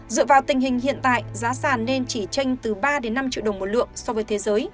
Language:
Vietnamese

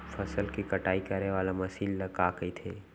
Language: Chhattisgarhi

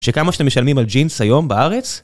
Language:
Hebrew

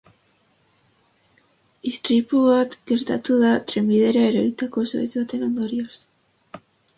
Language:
Basque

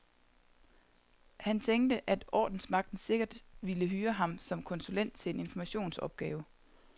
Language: Danish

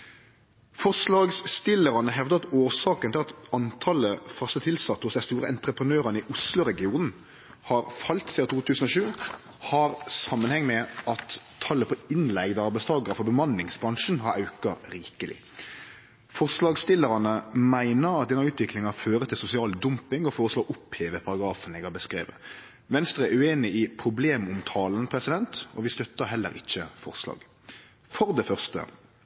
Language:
Norwegian Nynorsk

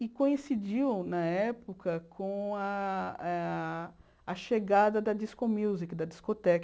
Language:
Portuguese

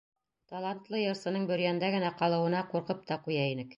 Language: Bashkir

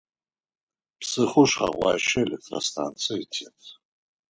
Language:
Adyghe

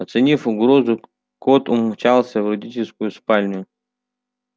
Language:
Russian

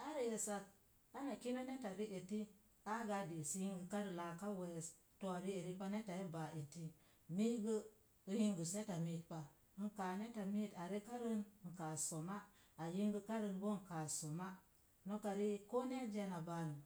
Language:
Mom Jango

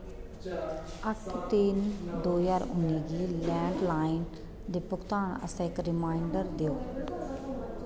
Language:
Dogri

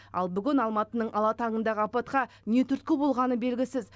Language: Kazakh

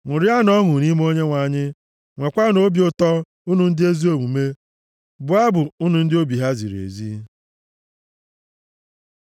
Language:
Igbo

